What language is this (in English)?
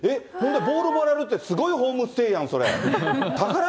Japanese